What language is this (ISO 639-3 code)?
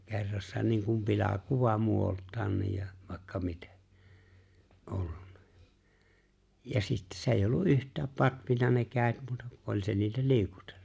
fin